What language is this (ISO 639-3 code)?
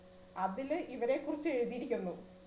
mal